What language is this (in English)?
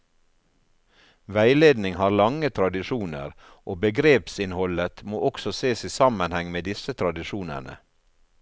Norwegian